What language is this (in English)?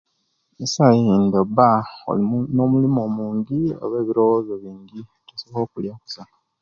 Kenyi